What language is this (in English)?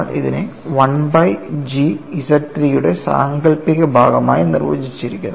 Malayalam